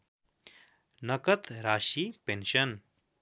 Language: Nepali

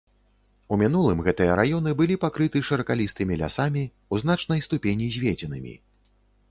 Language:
Belarusian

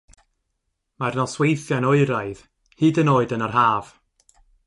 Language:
Welsh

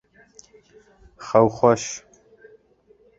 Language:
Kurdish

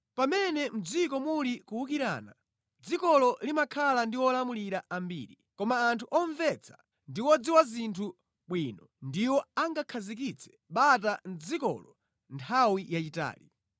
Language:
Nyanja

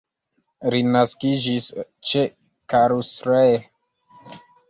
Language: Esperanto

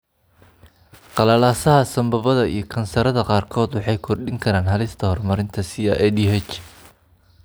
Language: Somali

